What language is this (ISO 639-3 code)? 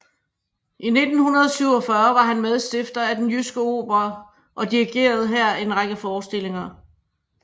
dan